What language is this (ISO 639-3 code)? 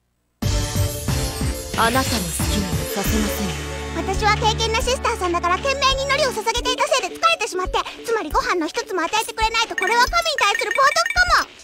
jpn